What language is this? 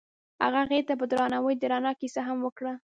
Pashto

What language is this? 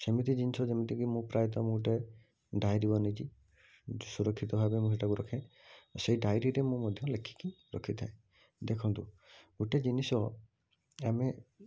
Odia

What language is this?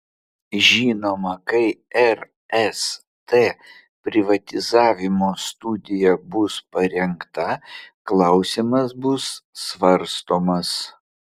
Lithuanian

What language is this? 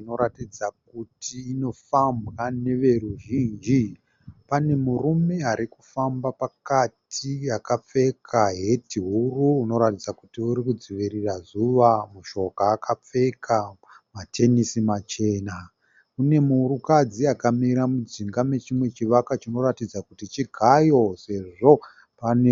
Shona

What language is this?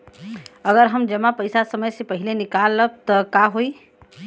Bhojpuri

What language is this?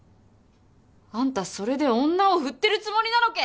Japanese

